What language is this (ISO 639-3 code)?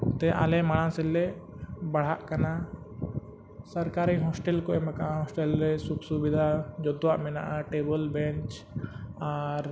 sat